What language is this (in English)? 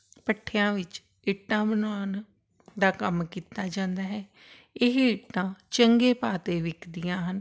Punjabi